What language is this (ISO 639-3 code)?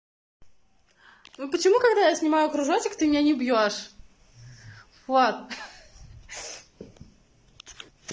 rus